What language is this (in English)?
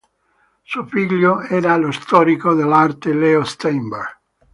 Italian